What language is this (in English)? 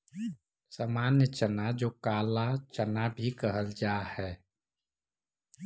Magahi